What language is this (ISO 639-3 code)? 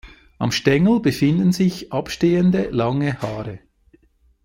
deu